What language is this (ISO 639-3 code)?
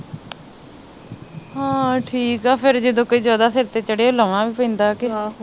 pan